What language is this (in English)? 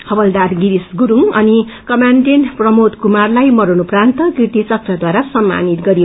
Nepali